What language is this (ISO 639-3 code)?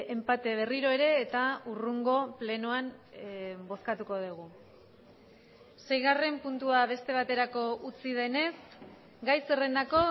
eus